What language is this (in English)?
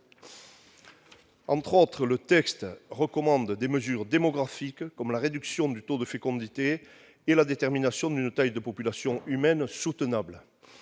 French